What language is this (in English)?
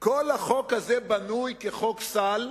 Hebrew